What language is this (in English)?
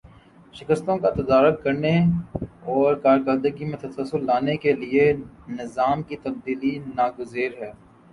Urdu